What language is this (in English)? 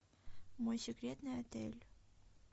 Russian